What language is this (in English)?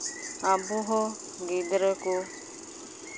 Santali